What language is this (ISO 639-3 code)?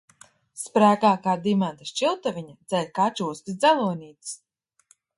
lav